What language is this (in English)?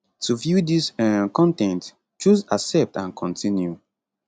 Nigerian Pidgin